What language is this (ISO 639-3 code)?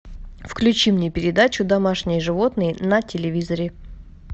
rus